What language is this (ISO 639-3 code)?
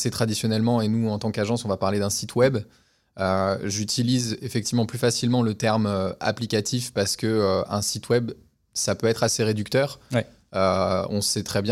fra